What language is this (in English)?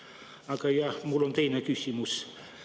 Estonian